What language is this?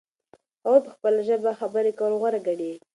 Pashto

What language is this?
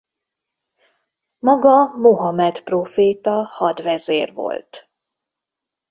Hungarian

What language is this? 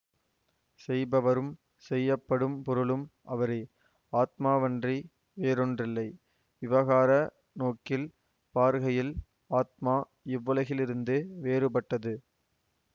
Tamil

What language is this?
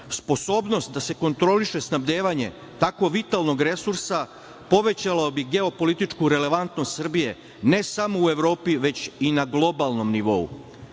Serbian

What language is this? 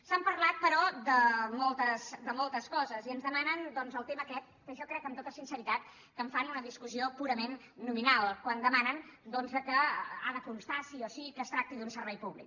Catalan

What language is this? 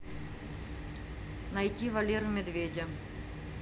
Russian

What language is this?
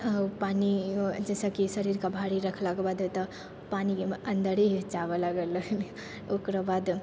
Maithili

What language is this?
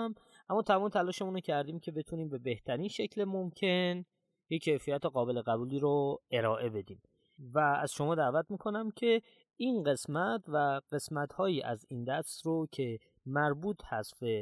Persian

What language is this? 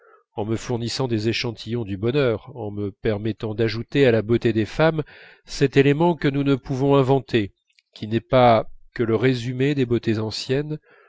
French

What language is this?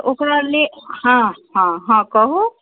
Maithili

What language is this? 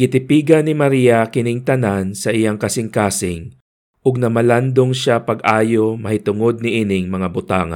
Filipino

